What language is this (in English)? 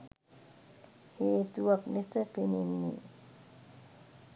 Sinhala